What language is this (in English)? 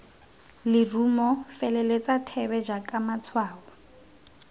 Tswana